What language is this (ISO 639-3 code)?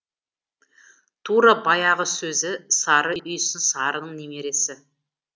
kaz